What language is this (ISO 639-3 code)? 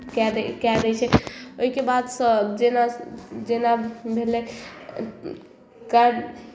mai